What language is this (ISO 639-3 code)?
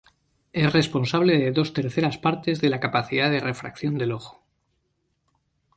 spa